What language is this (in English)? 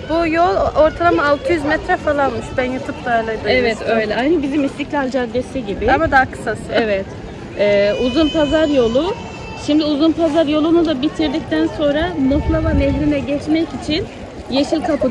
Turkish